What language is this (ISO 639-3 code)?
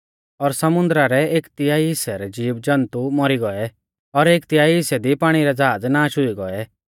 bfz